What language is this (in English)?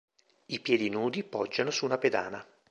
Italian